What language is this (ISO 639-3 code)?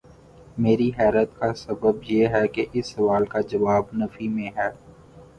urd